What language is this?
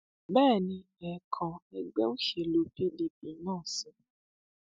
Yoruba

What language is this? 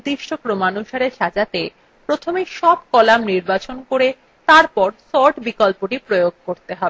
Bangla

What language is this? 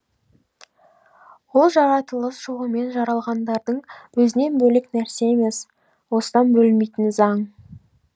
Kazakh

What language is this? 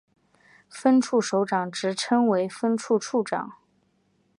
Chinese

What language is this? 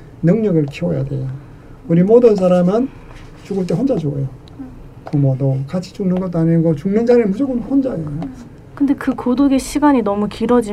Korean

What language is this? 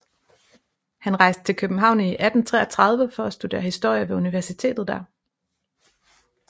Danish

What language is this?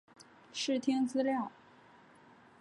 Chinese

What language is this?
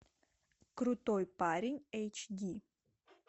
Russian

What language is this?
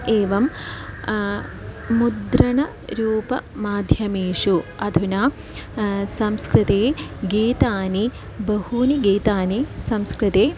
Sanskrit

